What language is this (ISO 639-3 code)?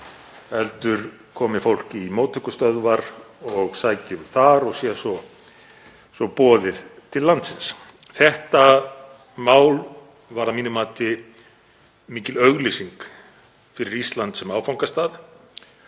isl